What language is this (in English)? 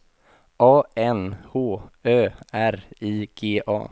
Swedish